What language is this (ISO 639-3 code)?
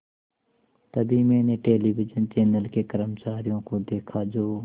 hin